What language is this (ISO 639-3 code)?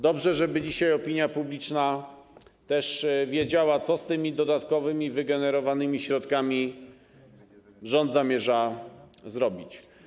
pol